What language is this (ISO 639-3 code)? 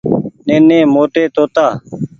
gig